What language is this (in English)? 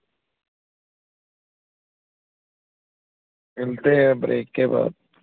Punjabi